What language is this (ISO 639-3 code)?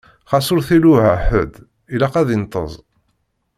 kab